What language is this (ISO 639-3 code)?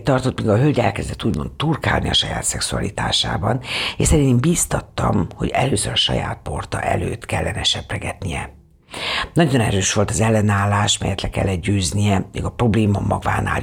hun